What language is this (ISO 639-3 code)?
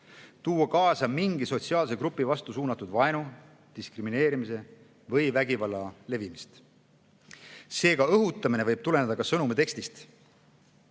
est